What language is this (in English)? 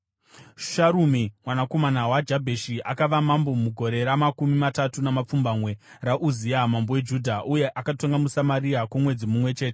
Shona